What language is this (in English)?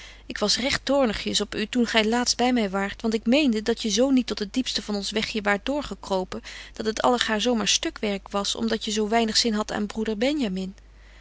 Dutch